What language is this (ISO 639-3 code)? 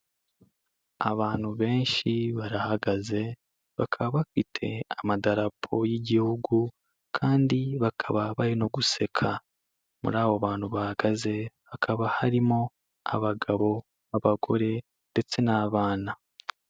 kin